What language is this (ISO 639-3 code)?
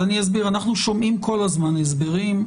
heb